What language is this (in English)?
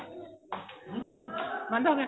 Punjabi